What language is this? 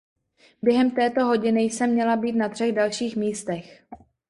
Czech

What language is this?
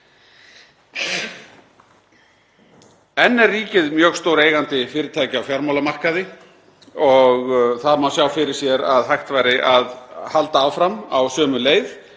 Icelandic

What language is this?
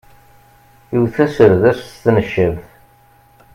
Kabyle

